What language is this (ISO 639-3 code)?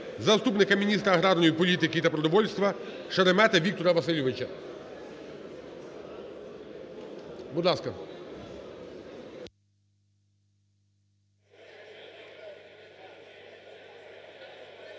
ukr